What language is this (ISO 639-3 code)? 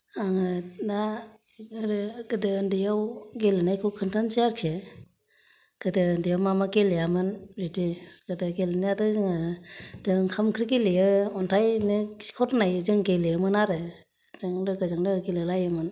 brx